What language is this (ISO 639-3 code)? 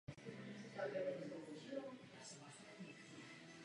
ces